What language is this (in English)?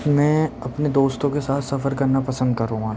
Urdu